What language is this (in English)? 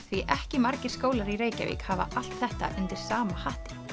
Icelandic